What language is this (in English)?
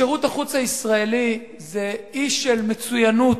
Hebrew